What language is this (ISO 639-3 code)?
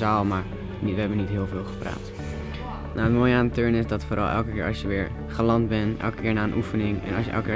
nld